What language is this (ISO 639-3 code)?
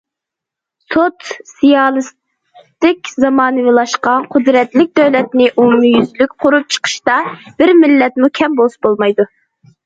uig